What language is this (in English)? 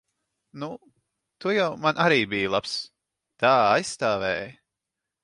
Latvian